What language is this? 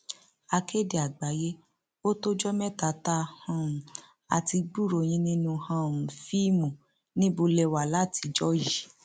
Yoruba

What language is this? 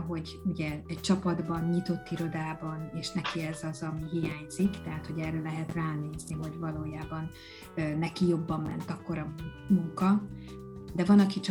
Hungarian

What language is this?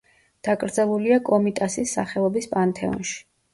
Georgian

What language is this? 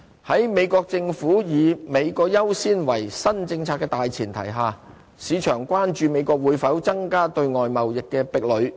Cantonese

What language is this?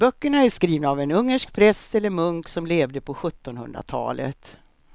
Swedish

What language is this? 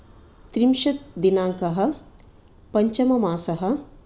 Sanskrit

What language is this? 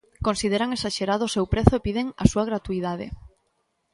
Galician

